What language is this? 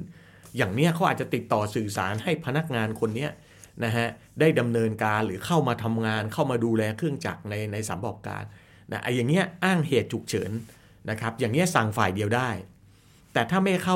Thai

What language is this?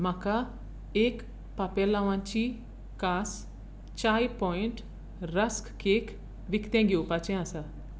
Konkani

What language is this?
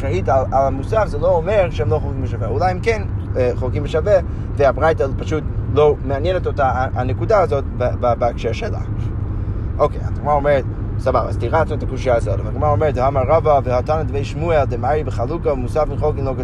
Hebrew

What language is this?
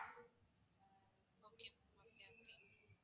Tamil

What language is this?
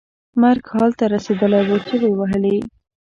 Pashto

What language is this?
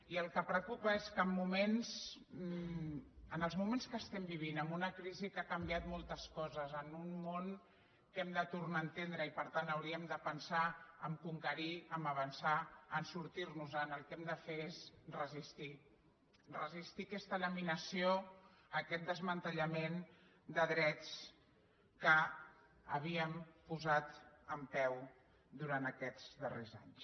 Catalan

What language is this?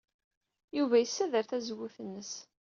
Kabyle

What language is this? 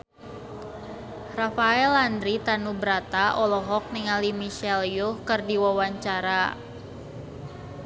Sundanese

